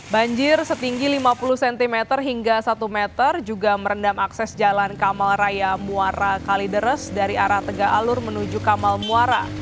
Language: Indonesian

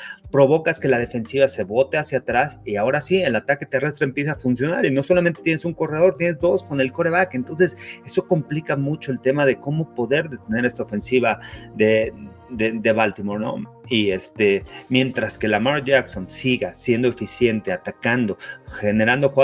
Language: Spanish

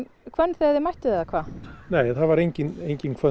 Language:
Icelandic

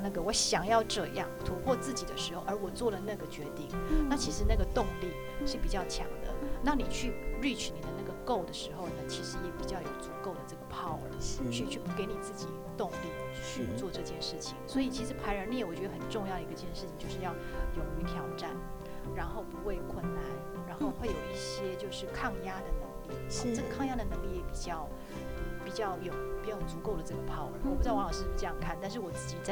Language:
Chinese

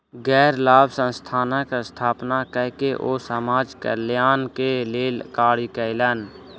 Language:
Maithili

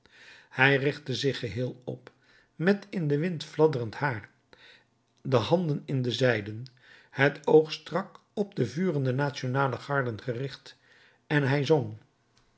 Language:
Dutch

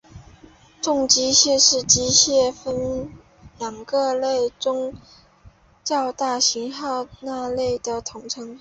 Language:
Chinese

